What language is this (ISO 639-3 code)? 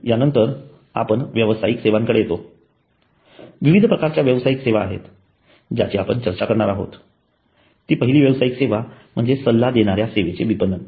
mar